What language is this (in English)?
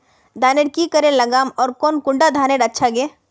Magahi